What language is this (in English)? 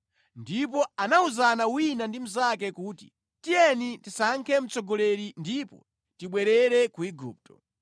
Nyanja